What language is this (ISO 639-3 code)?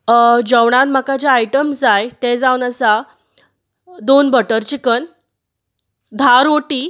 kok